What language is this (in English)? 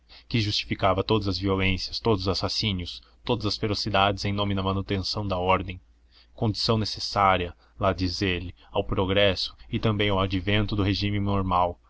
Portuguese